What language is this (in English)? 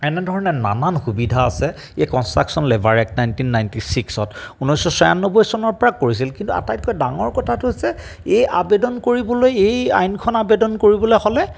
Assamese